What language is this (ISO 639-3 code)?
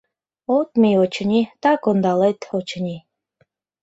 chm